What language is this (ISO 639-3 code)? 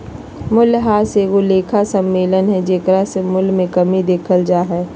mag